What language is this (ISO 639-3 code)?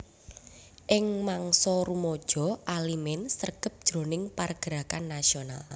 jav